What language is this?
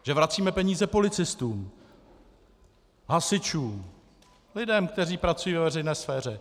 Czech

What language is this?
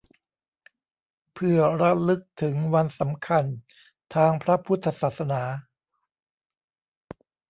Thai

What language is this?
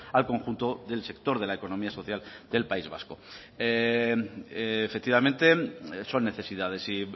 Spanish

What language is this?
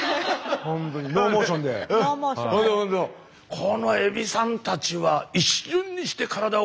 Japanese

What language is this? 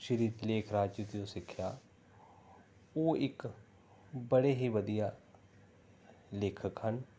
Punjabi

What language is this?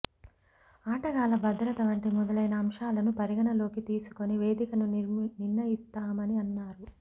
Telugu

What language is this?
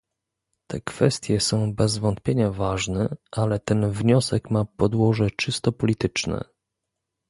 Polish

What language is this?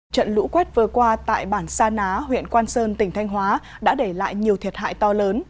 Vietnamese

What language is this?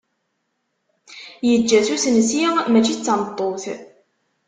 Kabyle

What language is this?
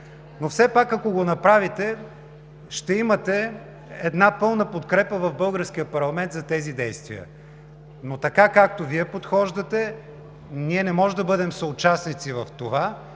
Bulgarian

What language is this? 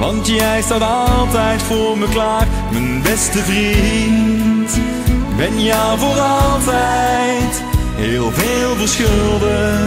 Dutch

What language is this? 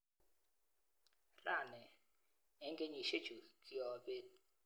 Kalenjin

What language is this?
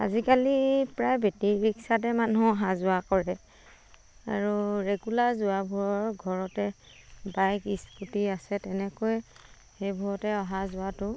Assamese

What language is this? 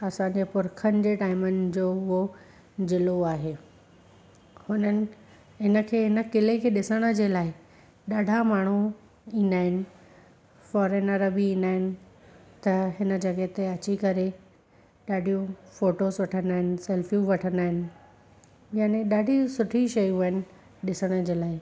Sindhi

